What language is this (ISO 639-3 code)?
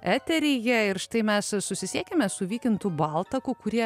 lit